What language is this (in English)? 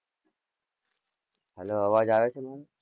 Gujarati